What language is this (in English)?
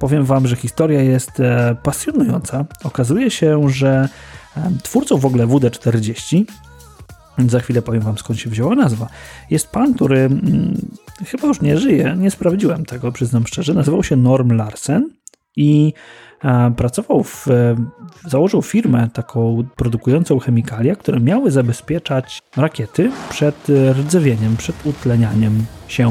Polish